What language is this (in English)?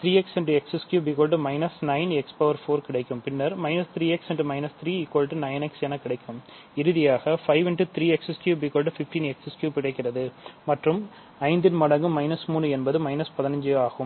Tamil